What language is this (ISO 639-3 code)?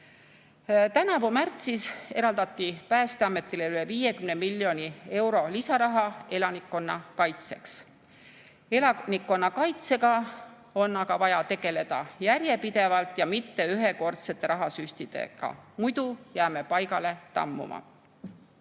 est